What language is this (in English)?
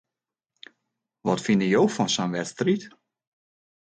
Western Frisian